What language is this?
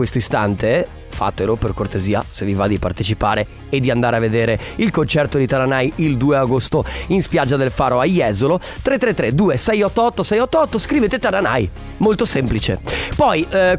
Italian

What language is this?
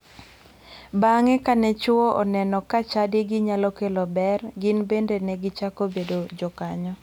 Luo (Kenya and Tanzania)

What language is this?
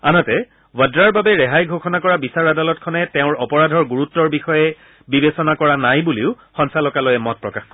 Assamese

